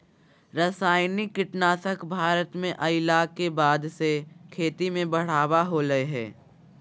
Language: Magahi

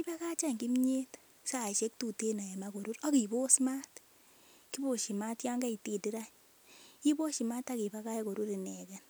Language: Kalenjin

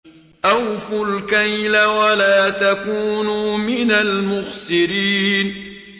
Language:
Arabic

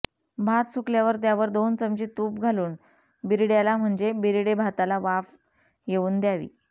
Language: Marathi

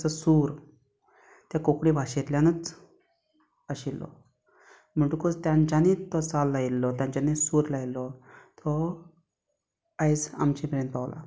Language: Konkani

